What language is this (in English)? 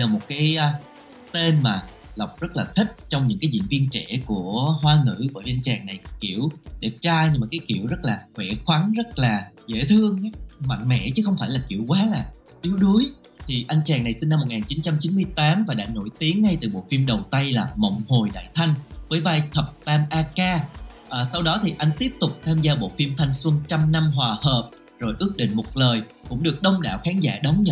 Vietnamese